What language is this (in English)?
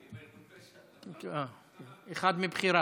Hebrew